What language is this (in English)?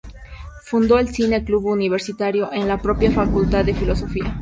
Spanish